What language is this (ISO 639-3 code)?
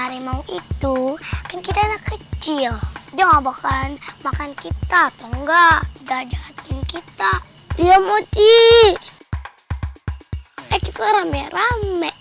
ind